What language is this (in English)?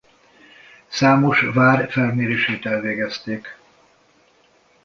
Hungarian